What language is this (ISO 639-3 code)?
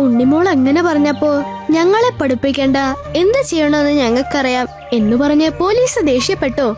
mal